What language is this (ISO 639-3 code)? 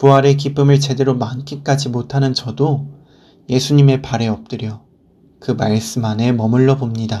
kor